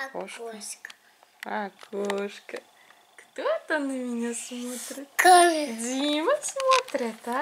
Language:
Russian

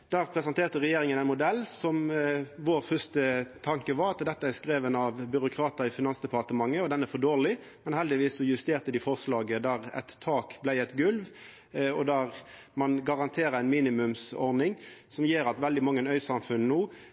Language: Norwegian Nynorsk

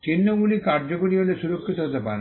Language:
Bangla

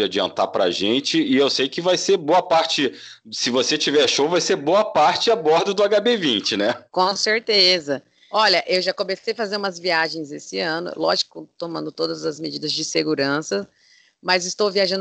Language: Portuguese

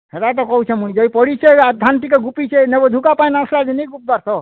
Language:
Odia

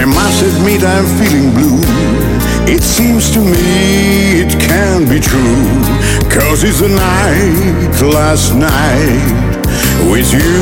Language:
Russian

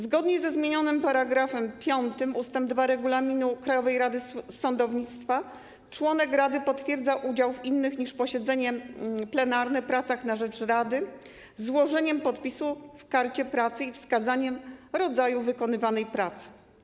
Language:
Polish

